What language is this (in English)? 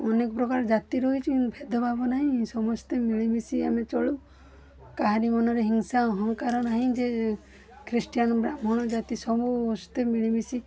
Odia